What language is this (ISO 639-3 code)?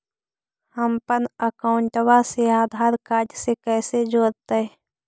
mag